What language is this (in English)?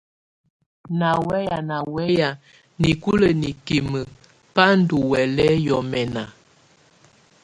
Tunen